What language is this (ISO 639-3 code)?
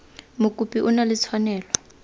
tsn